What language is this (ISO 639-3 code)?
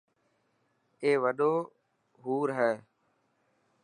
mki